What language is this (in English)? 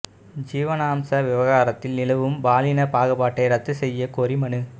Tamil